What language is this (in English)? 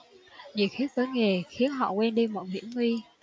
Vietnamese